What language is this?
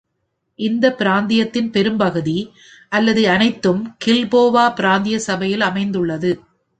Tamil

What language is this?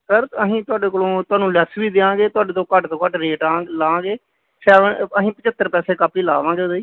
Punjabi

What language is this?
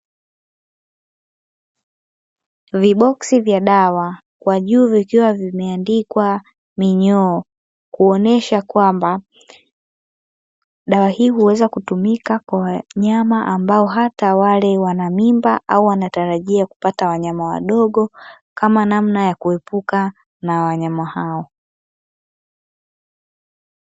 Swahili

